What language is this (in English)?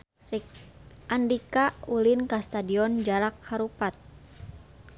Sundanese